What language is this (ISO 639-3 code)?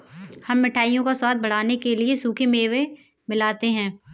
hin